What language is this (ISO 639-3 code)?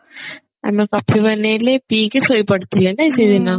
ori